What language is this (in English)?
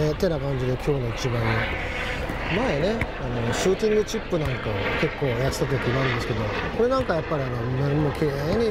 Japanese